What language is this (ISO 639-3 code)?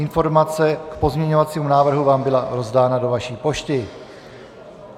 ces